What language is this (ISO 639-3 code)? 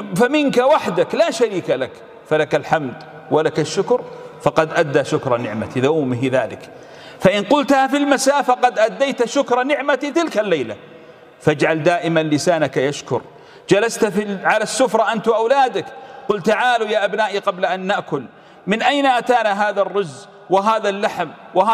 ara